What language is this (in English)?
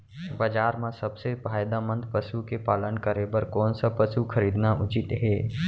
Chhattisgarhi